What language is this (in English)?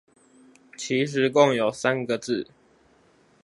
Chinese